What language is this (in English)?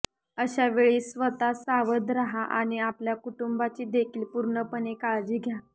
Marathi